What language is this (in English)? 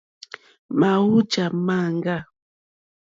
Mokpwe